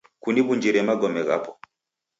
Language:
Taita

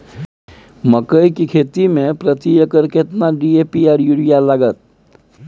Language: Maithili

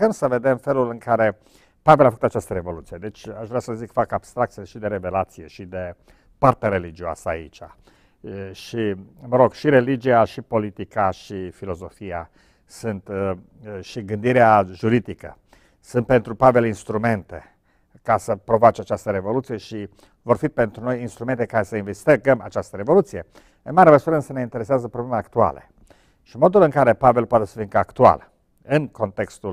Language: Romanian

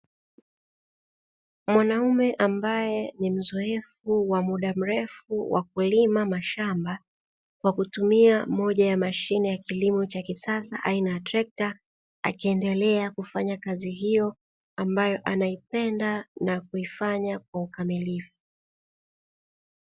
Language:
Swahili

